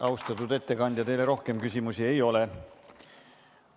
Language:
Estonian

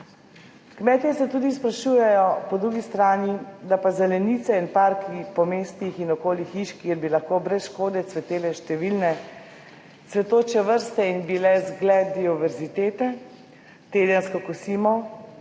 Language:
Slovenian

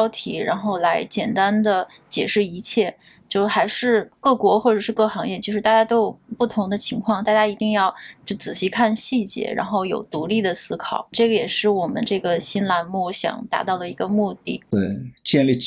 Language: Chinese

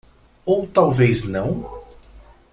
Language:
Portuguese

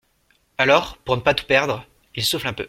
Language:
French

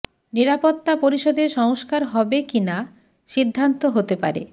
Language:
Bangla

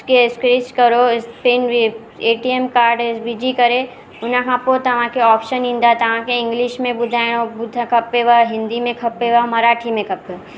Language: Sindhi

